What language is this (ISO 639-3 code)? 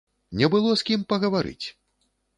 bel